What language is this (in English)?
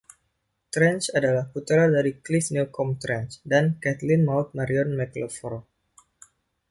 Indonesian